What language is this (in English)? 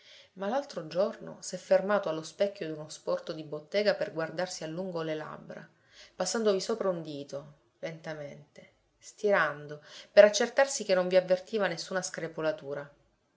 Italian